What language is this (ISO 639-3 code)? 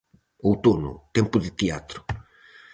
glg